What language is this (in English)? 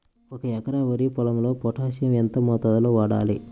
Telugu